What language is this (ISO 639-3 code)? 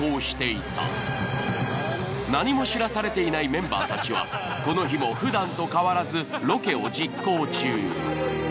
jpn